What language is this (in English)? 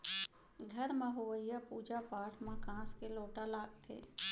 Chhattisgarhi